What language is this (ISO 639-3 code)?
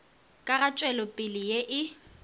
nso